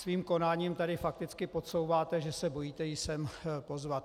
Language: Czech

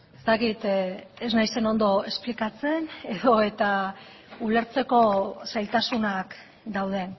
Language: Basque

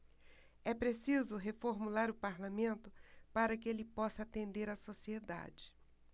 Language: Portuguese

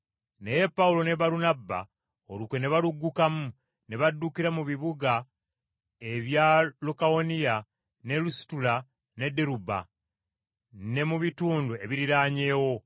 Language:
Ganda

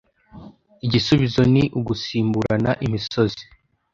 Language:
Kinyarwanda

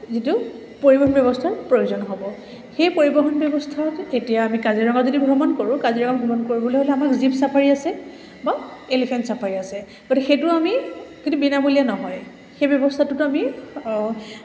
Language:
Assamese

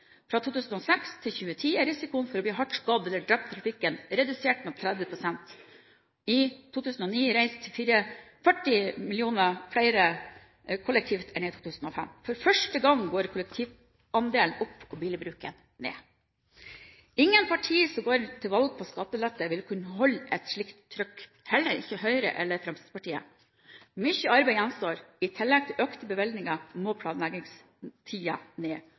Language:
Norwegian Bokmål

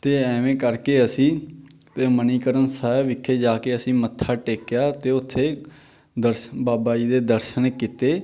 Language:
Punjabi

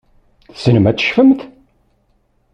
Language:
Kabyle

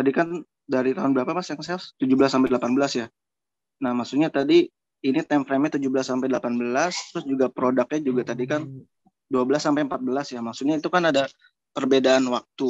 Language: Indonesian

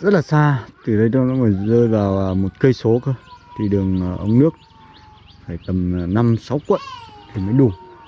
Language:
Vietnamese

